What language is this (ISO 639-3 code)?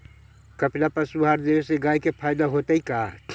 mag